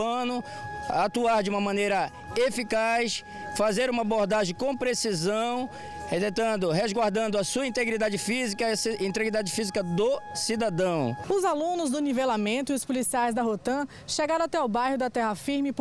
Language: Portuguese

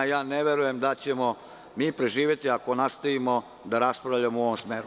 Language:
Serbian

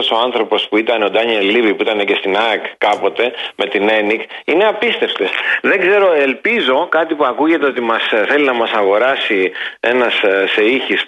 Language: Greek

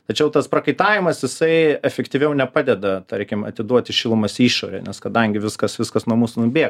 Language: Lithuanian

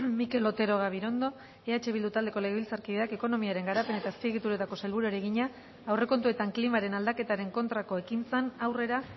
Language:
Basque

